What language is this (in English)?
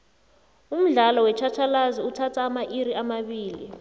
South Ndebele